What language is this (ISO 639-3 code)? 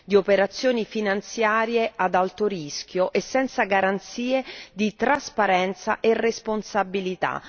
ita